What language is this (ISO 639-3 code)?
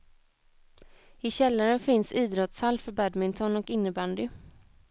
swe